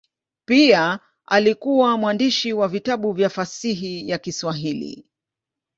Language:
Swahili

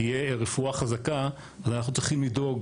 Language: Hebrew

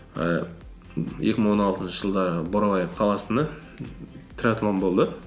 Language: Kazakh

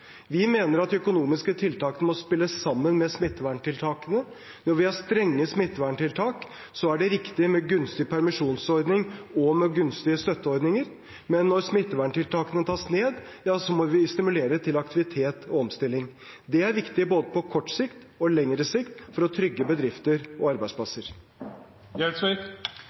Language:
Norwegian Bokmål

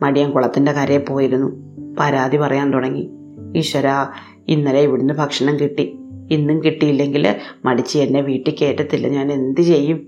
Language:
Malayalam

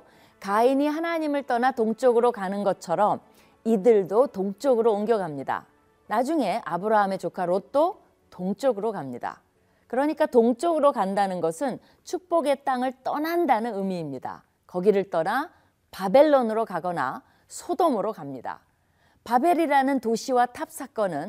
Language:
Korean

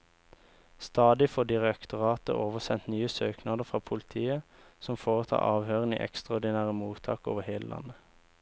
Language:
Norwegian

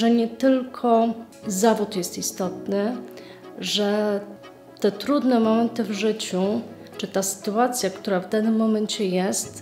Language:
Polish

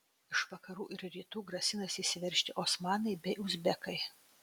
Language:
Lithuanian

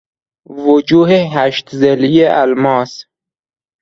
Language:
Persian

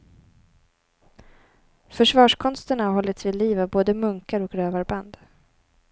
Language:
Swedish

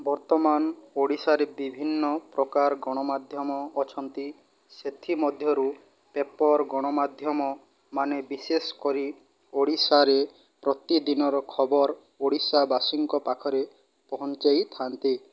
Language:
Odia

